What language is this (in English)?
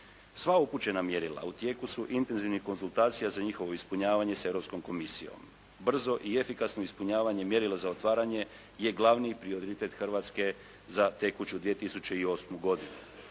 Croatian